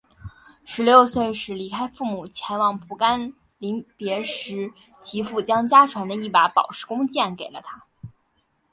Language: Chinese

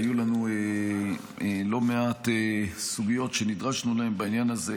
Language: Hebrew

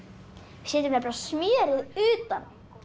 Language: Icelandic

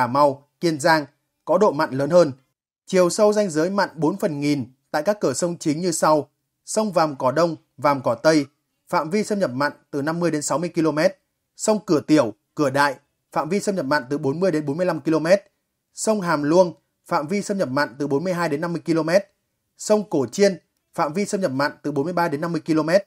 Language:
Vietnamese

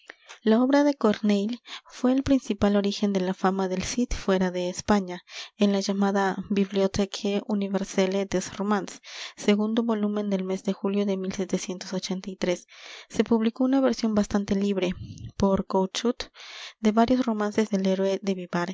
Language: Spanish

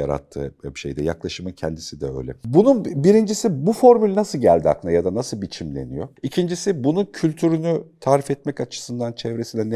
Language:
Turkish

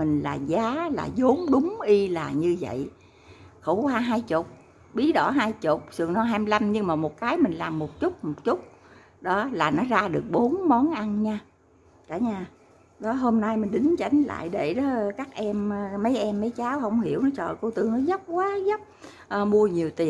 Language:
Vietnamese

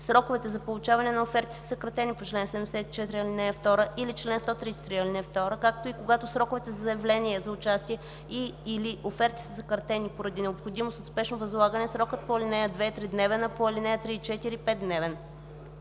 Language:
Bulgarian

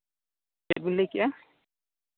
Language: Santali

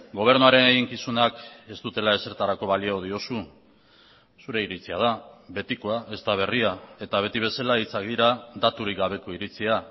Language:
Basque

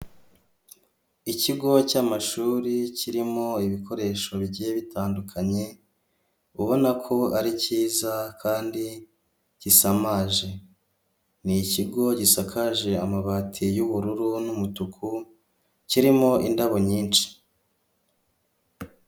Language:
Kinyarwanda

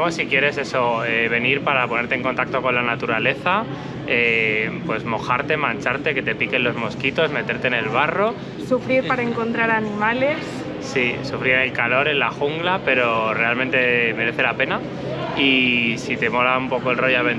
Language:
Spanish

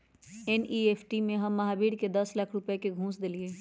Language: Magahi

